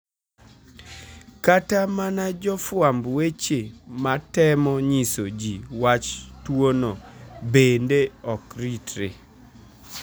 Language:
Luo (Kenya and Tanzania)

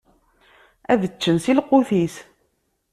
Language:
Kabyle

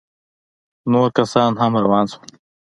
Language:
Pashto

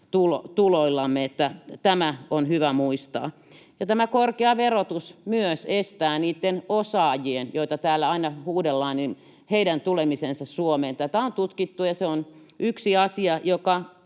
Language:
Finnish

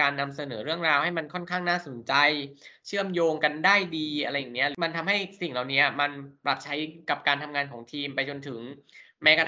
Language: Thai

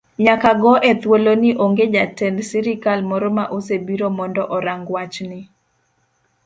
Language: Luo (Kenya and Tanzania)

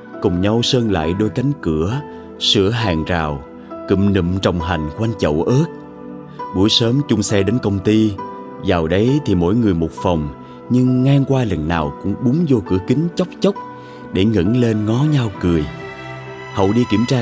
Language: Vietnamese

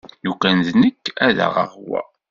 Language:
Kabyle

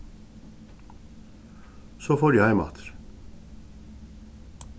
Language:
Faroese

